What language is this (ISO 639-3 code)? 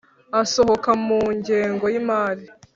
kin